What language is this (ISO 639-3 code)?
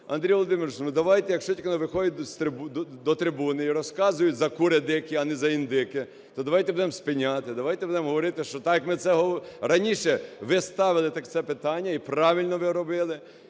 ukr